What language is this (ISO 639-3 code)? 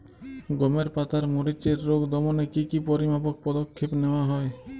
ben